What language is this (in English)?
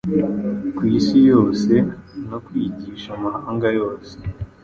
Kinyarwanda